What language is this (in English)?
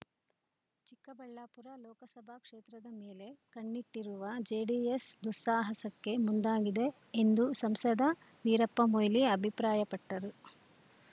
Kannada